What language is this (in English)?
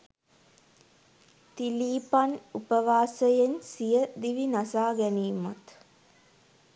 Sinhala